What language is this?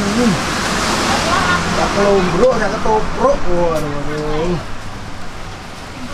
Indonesian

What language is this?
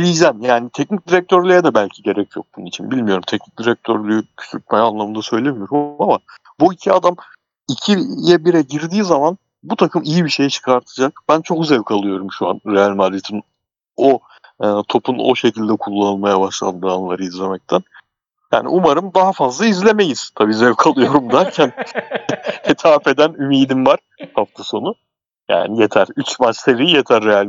Turkish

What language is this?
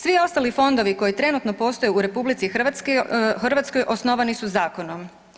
Croatian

